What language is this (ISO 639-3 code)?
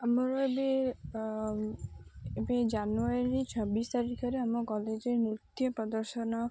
ori